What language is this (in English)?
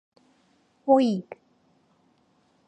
Korean